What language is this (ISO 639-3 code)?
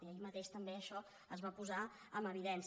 cat